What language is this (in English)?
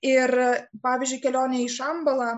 Lithuanian